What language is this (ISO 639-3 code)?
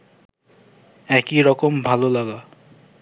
ben